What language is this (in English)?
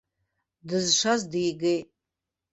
Abkhazian